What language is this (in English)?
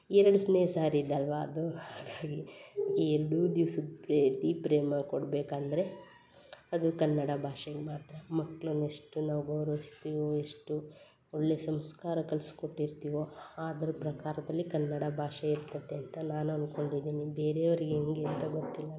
Kannada